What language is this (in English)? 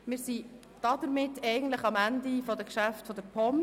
Swiss German